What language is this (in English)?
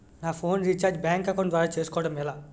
Telugu